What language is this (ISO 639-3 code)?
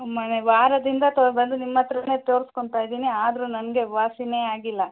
kan